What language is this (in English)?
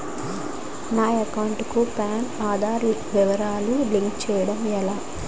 Telugu